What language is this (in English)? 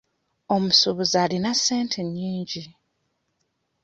Ganda